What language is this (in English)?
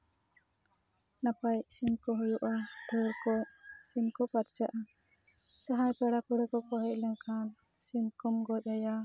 Santali